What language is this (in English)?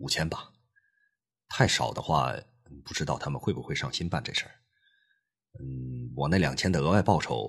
Chinese